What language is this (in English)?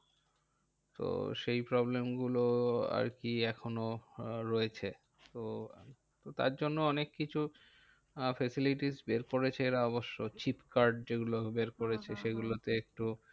Bangla